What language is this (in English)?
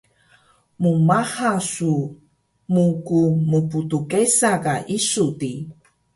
Taroko